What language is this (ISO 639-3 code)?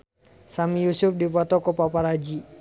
sun